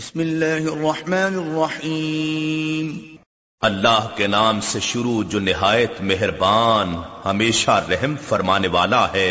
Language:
Urdu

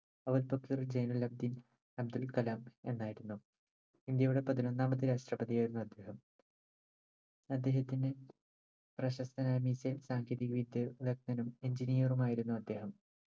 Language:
Malayalam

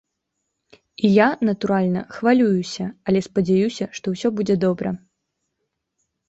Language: Belarusian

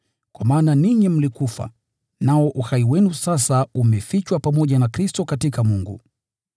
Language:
Swahili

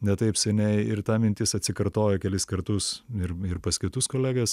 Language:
Lithuanian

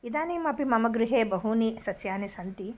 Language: Sanskrit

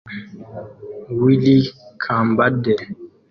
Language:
Kinyarwanda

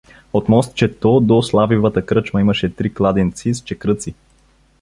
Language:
Bulgarian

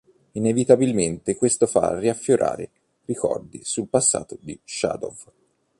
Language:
Italian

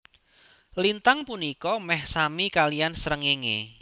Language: Javanese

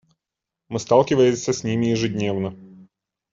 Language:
Russian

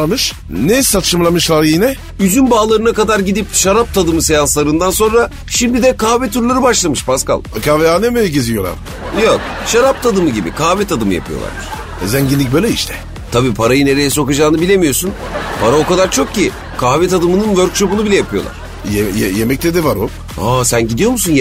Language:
Turkish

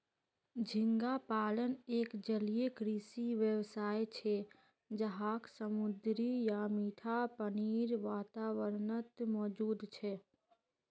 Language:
Magahi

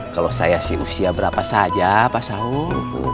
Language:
Indonesian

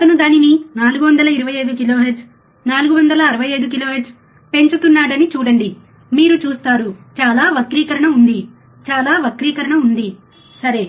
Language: Telugu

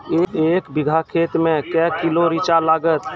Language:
Maithili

